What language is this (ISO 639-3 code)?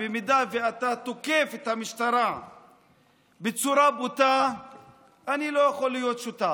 heb